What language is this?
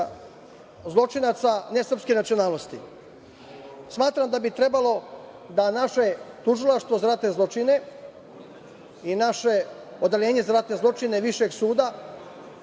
Serbian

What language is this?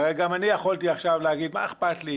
Hebrew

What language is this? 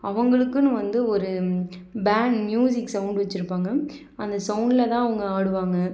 Tamil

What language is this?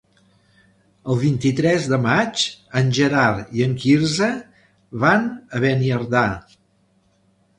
Catalan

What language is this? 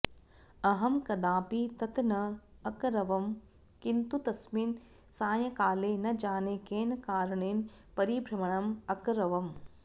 Sanskrit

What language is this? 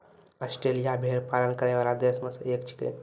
Maithili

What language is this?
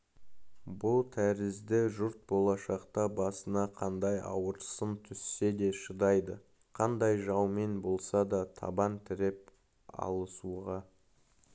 Kazakh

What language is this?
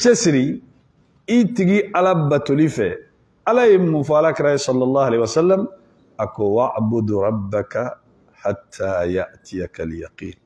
Arabic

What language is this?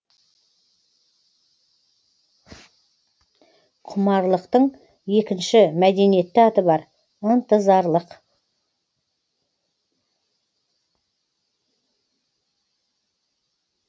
Kazakh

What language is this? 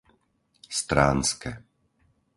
Slovak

